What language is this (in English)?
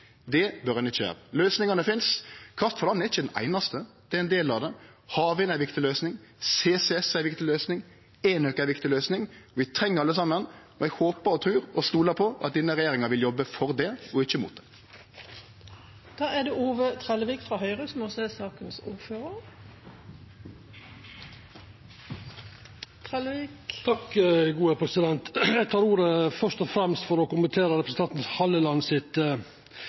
Norwegian Nynorsk